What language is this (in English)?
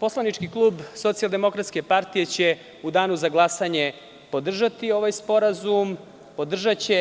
Serbian